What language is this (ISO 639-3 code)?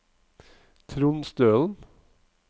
nor